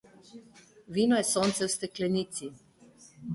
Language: Slovenian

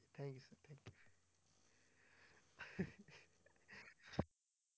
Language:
Punjabi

